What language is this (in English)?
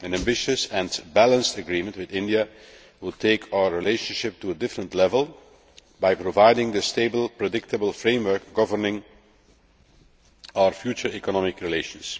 English